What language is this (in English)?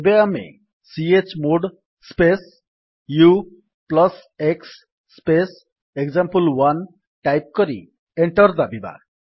Odia